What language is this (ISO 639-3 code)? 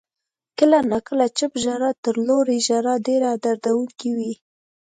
pus